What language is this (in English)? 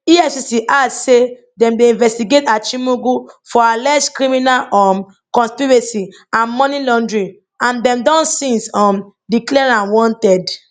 Nigerian Pidgin